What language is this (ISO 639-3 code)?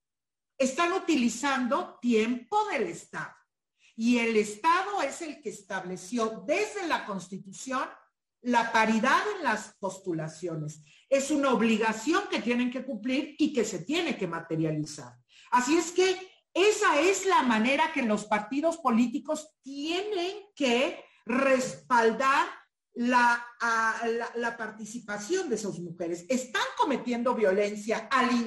spa